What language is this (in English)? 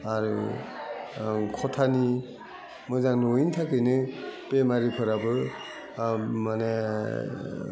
Bodo